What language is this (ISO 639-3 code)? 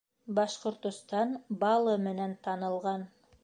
bak